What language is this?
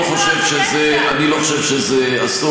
Hebrew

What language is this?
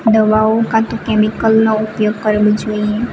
Gujarati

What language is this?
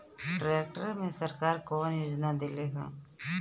Bhojpuri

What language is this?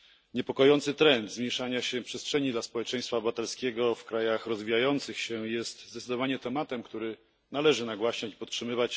Polish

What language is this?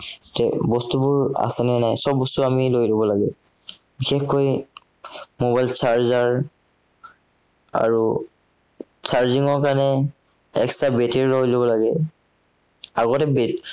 Assamese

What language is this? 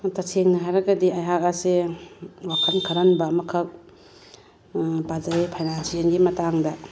Manipuri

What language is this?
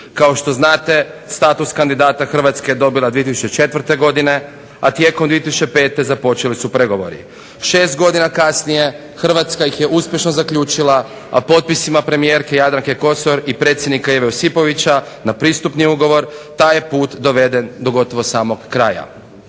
Croatian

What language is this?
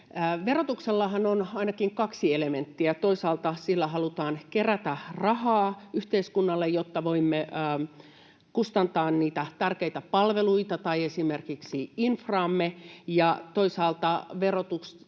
Finnish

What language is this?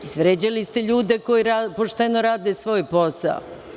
Serbian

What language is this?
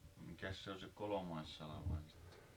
Finnish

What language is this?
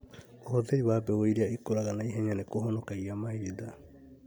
Kikuyu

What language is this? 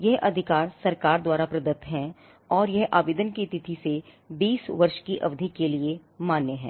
Hindi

